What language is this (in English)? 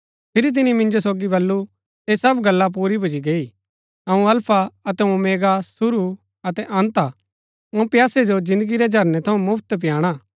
Gaddi